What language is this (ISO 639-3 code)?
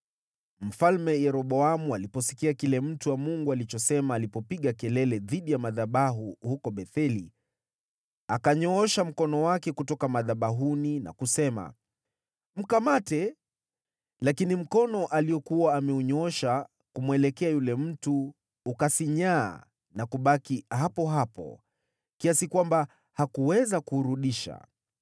swa